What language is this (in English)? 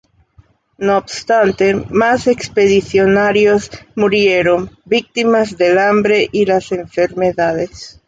Spanish